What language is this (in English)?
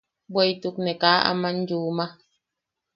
Yaqui